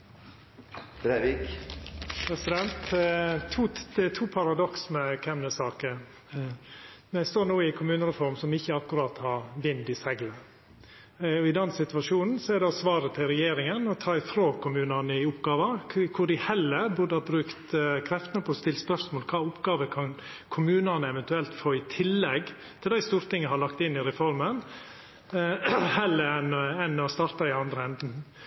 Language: Norwegian Nynorsk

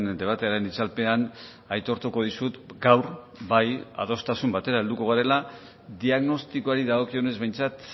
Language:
Basque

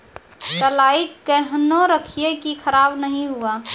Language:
Maithili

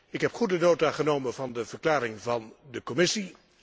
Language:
Dutch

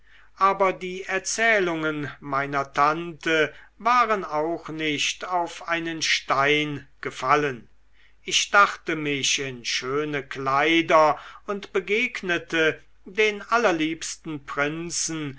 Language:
German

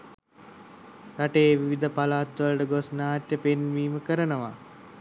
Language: Sinhala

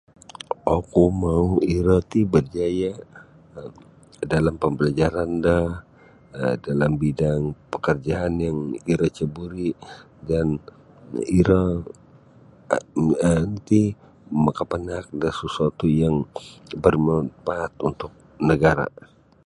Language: Sabah Bisaya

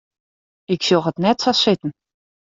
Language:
Western Frisian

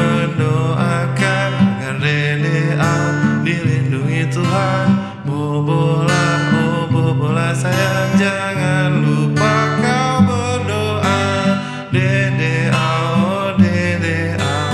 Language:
Indonesian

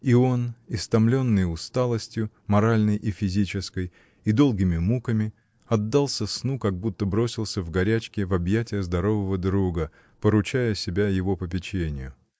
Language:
Russian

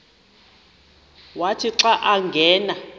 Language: Xhosa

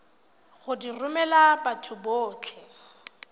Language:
Tswana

